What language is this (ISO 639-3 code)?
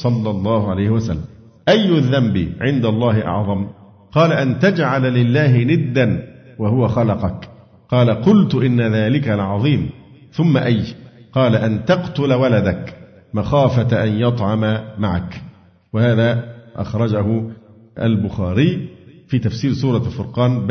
ara